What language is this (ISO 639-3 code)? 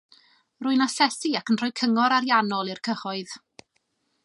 cym